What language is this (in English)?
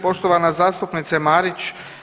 Croatian